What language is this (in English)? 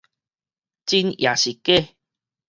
Min Nan Chinese